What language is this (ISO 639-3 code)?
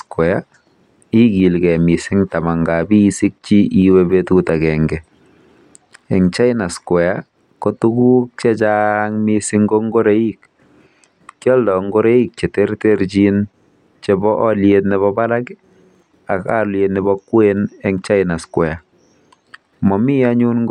kln